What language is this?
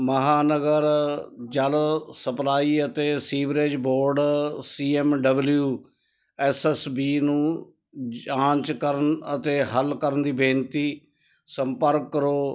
Punjabi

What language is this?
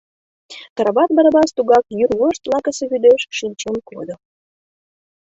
Mari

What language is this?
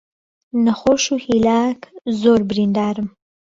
Central Kurdish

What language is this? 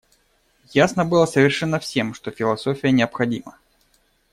Russian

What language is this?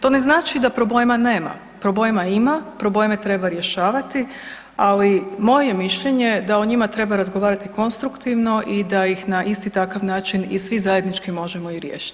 Croatian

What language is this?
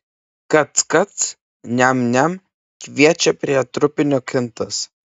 Lithuanian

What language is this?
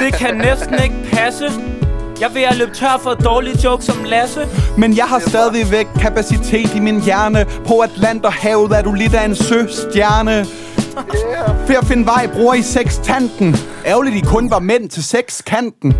Danish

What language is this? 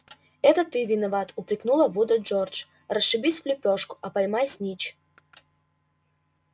Russian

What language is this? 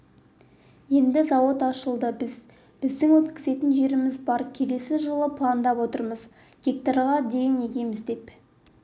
Kazakh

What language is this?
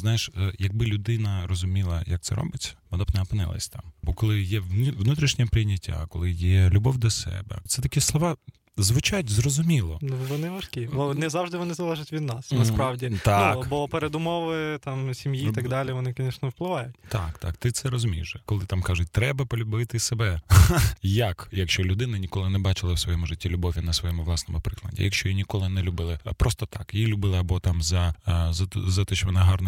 Ukrainian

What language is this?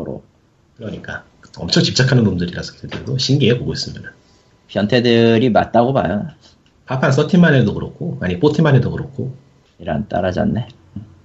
Korean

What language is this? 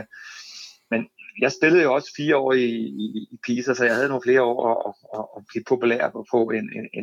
Danish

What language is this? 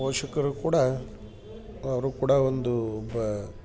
Kannada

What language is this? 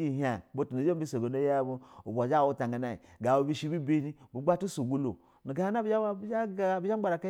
Basa (Nigeria)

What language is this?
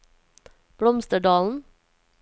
Norwegian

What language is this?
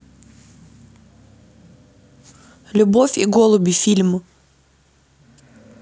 Russian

